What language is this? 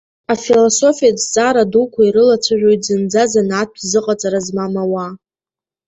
Abkhazian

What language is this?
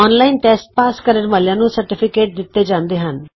Punjabi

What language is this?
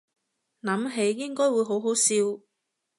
Cantonese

